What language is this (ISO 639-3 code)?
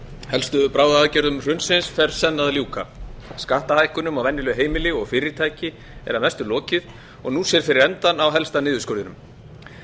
isl